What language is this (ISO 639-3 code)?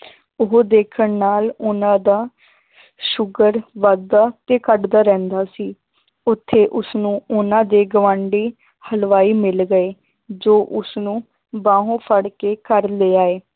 pan